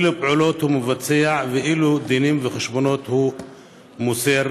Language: Hebrew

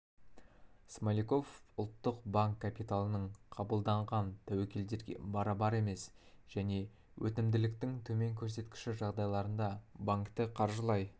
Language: Kazakh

